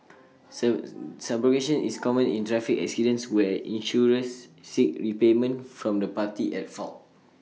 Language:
English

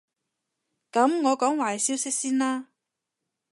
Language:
Cantonese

